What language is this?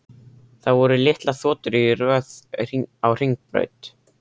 Icelandic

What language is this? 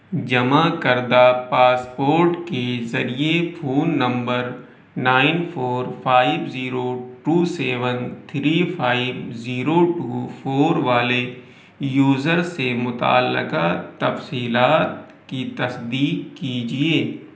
Urdu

